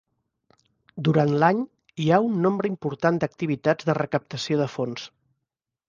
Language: Catalan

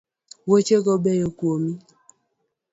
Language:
Luo (Kenya and Tanzania)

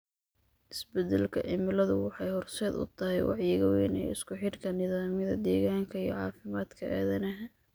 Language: Somali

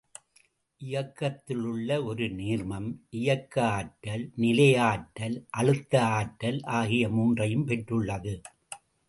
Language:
Tamil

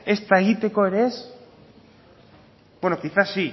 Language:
Basque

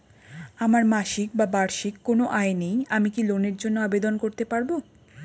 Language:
Bangla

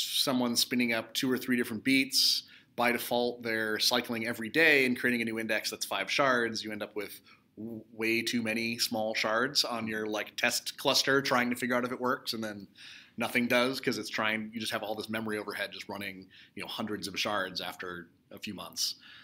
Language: English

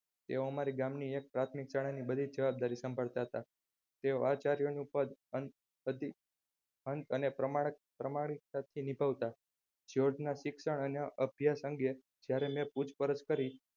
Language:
Gujarati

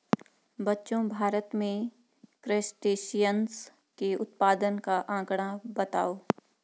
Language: Hindi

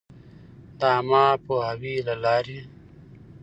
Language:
Pashto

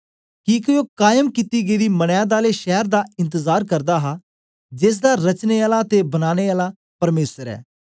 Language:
Dogri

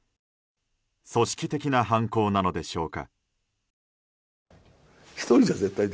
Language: Japanese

